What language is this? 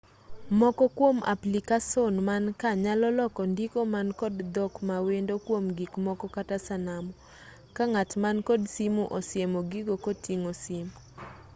Luo (Kenya and Tanzania)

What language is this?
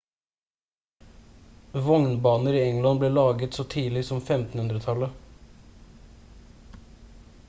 Norwegian Bokmål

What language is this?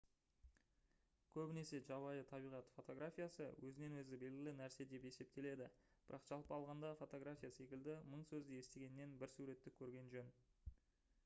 Kazakh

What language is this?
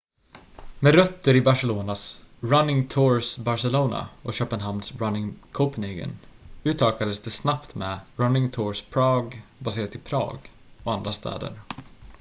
Swedish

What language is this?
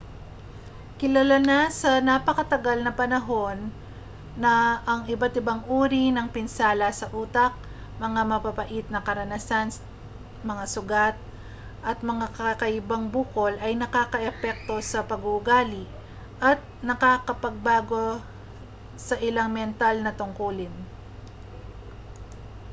Filipino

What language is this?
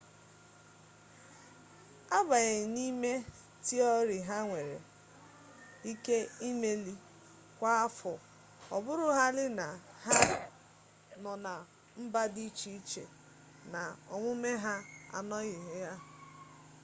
Igbo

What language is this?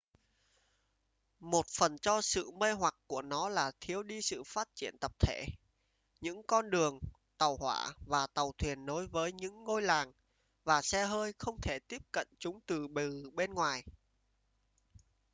Vietnamese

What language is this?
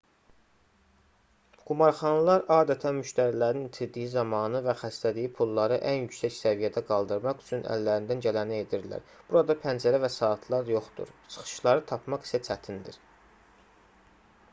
Azerbaijani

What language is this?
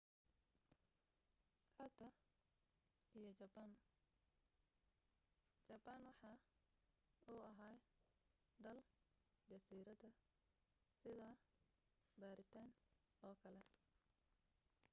Somali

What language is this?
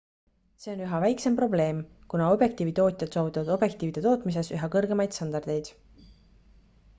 Estonian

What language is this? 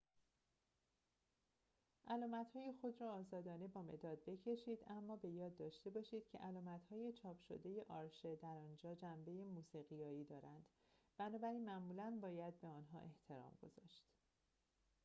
Persian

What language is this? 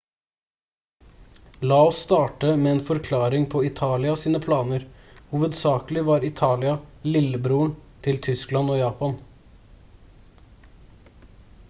Norwegian Bokmål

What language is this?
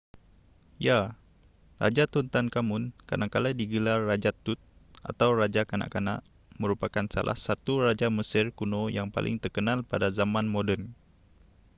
Malay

